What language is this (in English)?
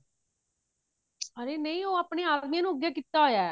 Punjabi